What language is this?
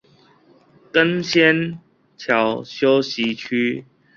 Chinese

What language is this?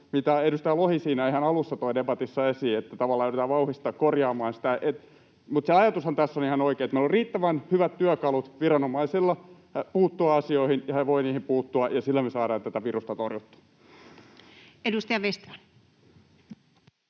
Finnish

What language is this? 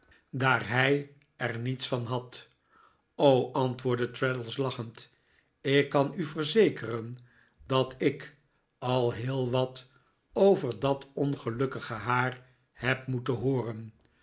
Dutch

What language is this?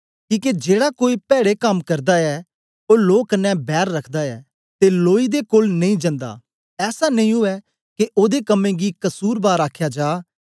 Dogri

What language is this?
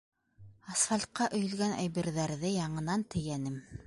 Bashkir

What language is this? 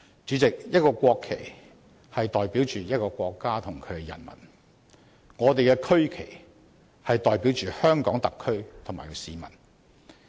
Cantonese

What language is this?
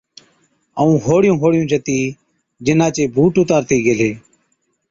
Od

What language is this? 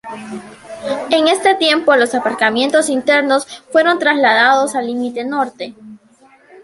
Spanish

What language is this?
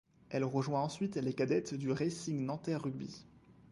French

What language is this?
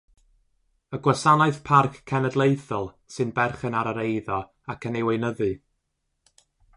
Welsh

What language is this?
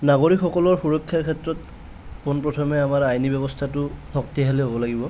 Assamese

